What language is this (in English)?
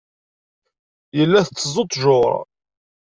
Kabyle